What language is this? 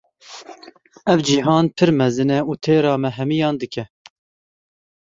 Kurdish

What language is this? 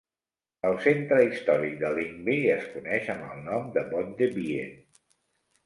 Catalan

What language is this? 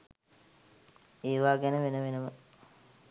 Sinhala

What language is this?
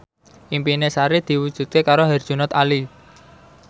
Javanese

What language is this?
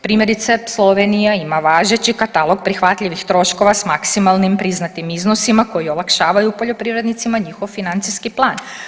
Croatian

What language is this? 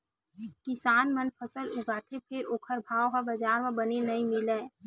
Chhattisgarhi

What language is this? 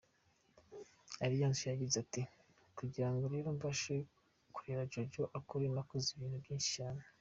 Kinyarwanda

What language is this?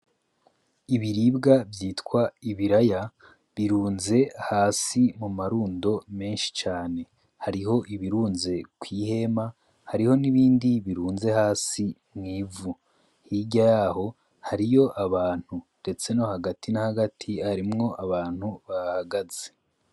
Rundi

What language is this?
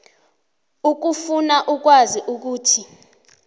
South Ndebele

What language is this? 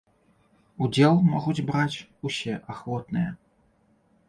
Belarusian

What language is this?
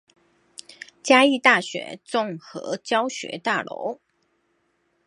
Chinese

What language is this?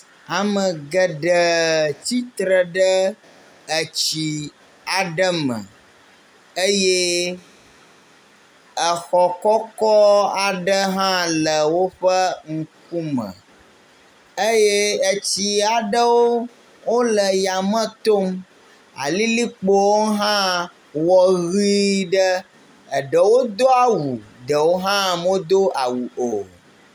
Ewe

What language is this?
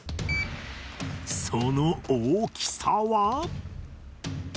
Japanese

